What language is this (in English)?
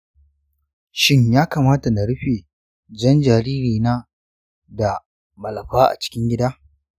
Hausa